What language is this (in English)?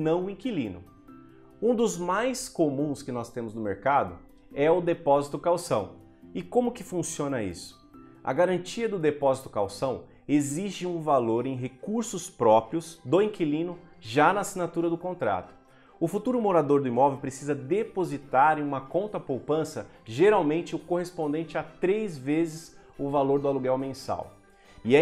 Portuguese